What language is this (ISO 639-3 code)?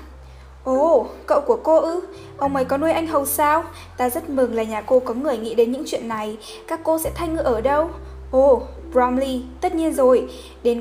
vie